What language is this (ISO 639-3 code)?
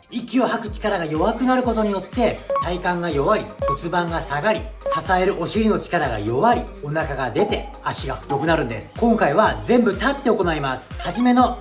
jpn